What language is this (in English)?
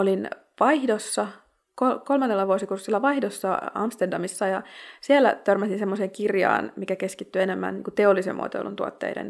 Finnish